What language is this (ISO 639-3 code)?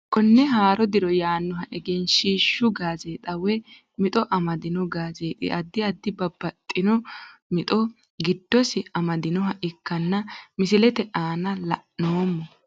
sid